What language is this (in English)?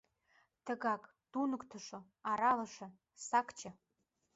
Mari